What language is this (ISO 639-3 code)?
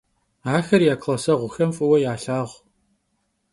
kbd